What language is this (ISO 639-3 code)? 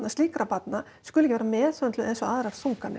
isl